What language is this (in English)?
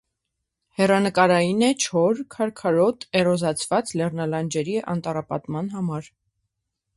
Armenian